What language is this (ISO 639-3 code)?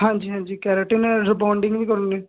pan